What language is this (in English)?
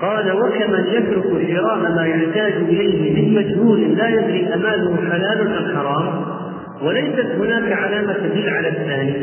Arabic